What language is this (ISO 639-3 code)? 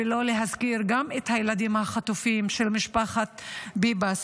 heb